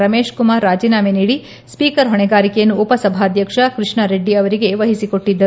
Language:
Kannada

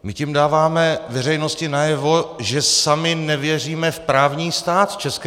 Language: Czech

